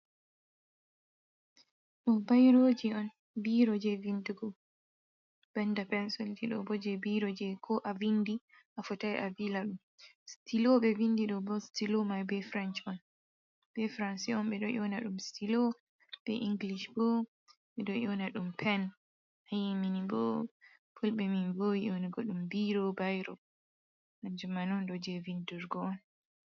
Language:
Fula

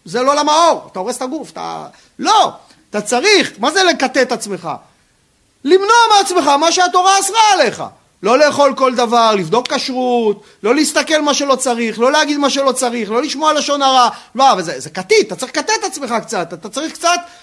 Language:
Hebrew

